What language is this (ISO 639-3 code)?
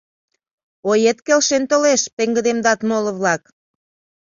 chm